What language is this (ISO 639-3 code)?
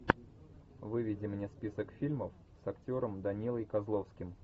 rus